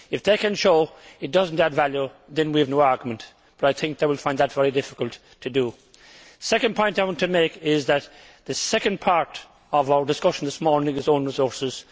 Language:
English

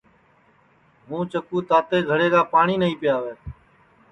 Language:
Sansi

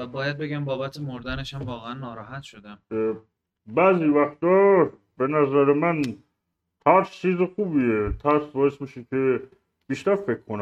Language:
Persian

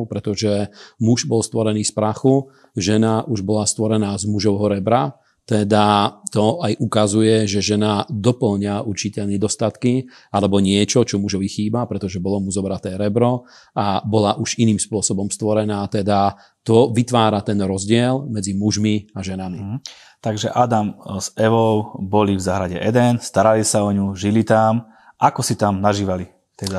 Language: Slovak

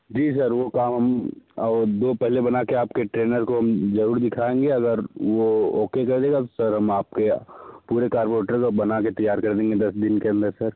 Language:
Hindi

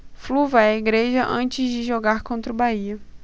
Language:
Portuguese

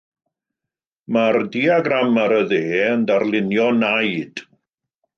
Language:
Welsh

